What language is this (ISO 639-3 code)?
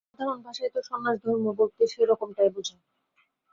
ben